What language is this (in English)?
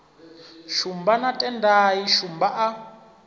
Venda